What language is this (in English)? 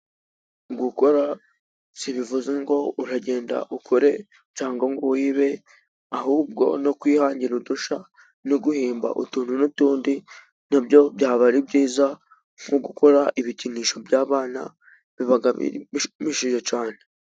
Kinyarwanda